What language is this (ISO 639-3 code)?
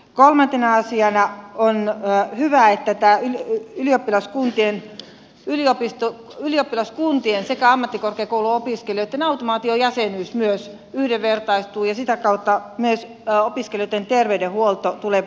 fin